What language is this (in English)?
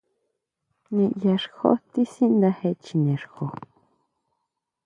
Huautla Mazatec